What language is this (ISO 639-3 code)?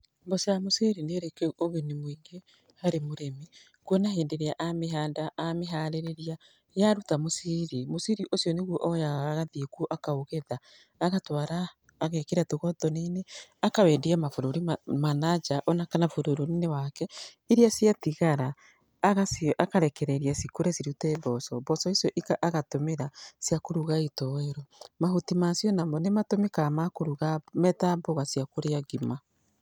kik